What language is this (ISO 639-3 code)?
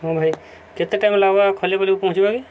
ori